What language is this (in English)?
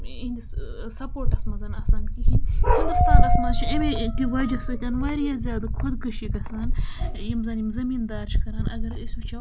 Kashmiri